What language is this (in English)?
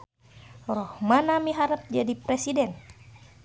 Sundanese